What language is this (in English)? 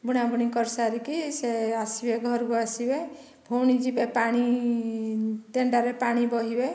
Odia